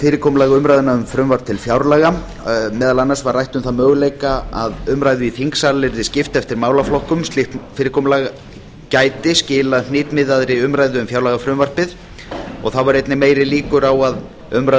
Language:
Icelandic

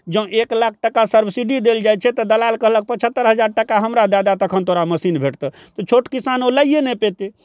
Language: Maithili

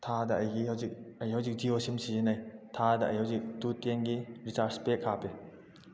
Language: Manipuri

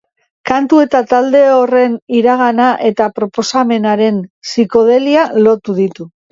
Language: Basque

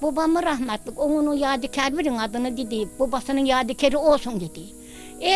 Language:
Turkish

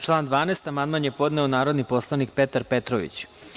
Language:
Serbian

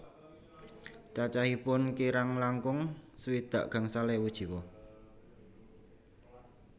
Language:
Javanese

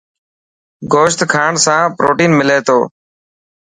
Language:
Dhatki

